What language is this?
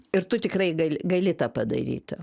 Lithuanian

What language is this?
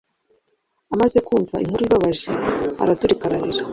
Kinyarwanda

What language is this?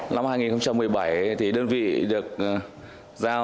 Vietnamese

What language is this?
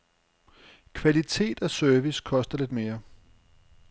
Danish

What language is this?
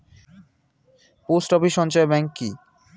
Bangla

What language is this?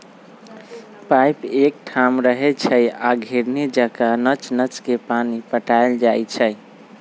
Magahi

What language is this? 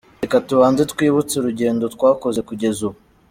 Kinyarwanda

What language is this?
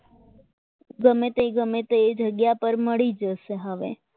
Gujarati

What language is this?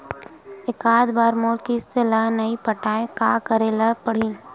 Chhattisgarhi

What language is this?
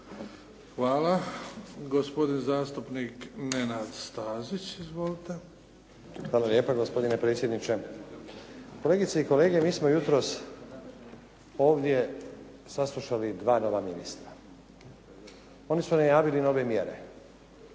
Croatian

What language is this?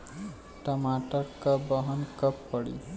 Bhojpuri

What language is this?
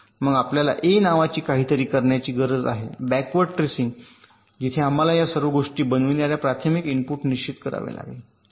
Marathi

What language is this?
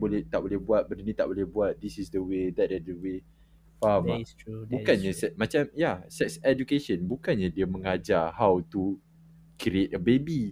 Malay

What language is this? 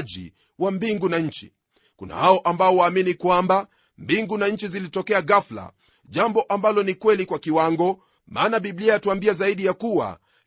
Swahili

